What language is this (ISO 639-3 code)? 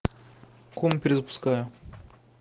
rus